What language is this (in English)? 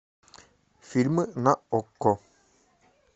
Russian